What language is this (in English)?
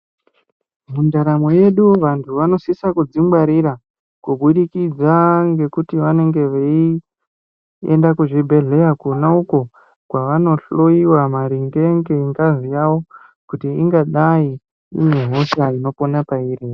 Ndau